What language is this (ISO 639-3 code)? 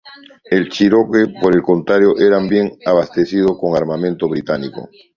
spa